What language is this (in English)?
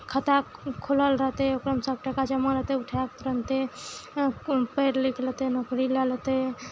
Maithili